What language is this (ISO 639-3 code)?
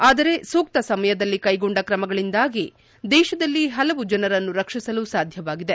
kan